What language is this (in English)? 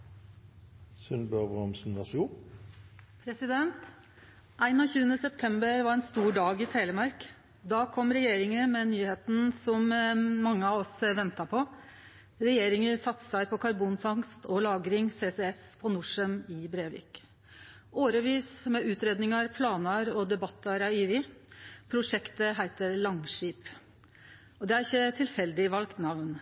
Norwegian Nynorsk